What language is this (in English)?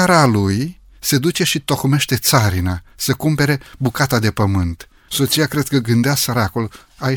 Romanian